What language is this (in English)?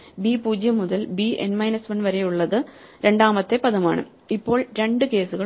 Malayalam